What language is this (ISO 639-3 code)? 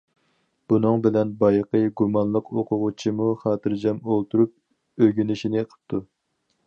uig